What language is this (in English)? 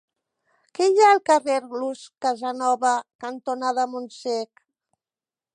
Catalan